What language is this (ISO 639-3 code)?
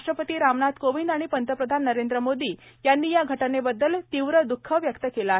mar